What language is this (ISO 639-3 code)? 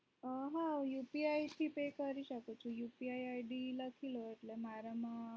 guj